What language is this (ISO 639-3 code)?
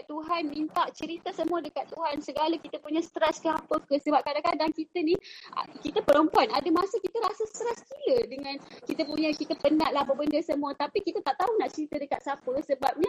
msa